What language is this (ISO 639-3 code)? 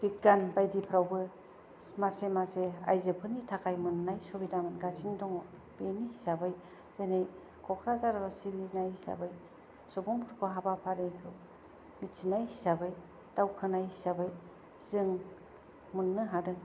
brx